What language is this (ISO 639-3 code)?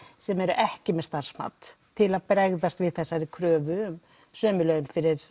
isl